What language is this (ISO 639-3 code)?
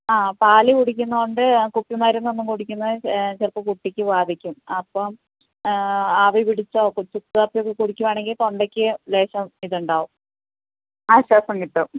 mal